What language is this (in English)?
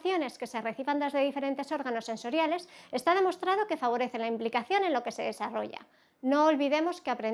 Spanish